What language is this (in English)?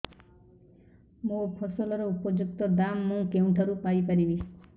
Odia